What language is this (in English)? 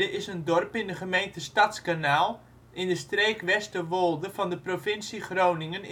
Dutch